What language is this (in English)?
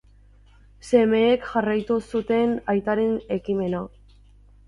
Basque